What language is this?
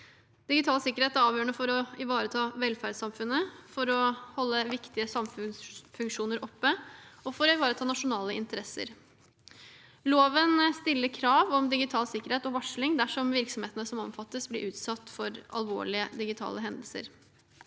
Norwegian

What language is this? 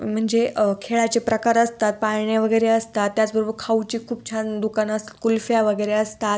Marathi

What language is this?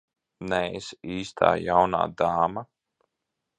Latvian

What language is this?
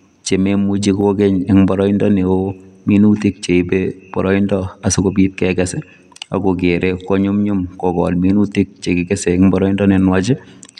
Kalenjin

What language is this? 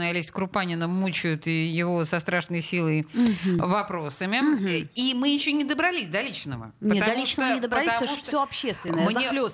Russian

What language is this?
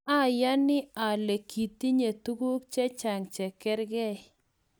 Kalenjin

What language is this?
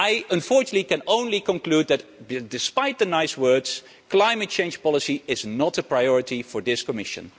English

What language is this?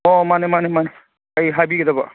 Manipuri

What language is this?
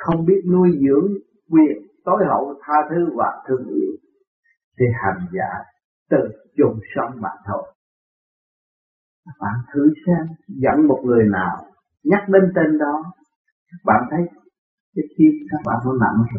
Vietnamese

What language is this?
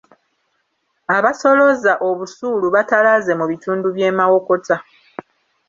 Ganda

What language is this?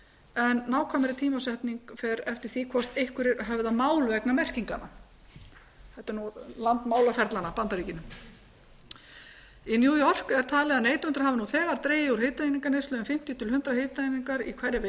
Icelandic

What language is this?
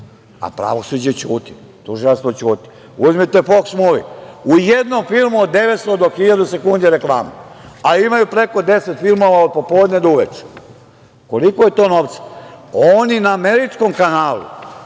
Serbian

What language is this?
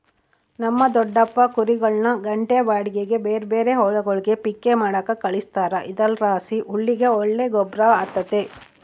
Kannada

